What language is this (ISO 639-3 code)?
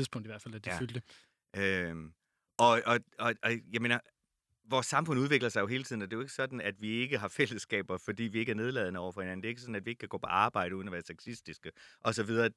dan